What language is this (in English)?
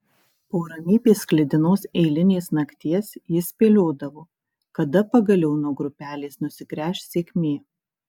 Lithuanian